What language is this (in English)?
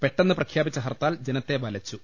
Malayalam